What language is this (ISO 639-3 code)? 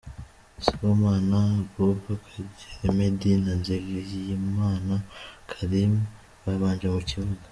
kin